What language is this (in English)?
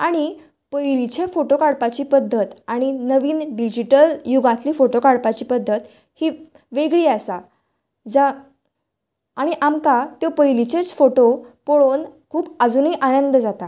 Konkani